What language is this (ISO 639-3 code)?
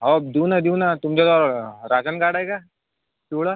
mar